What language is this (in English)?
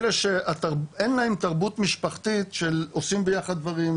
Hebrew